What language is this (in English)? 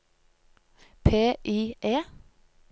Norwegian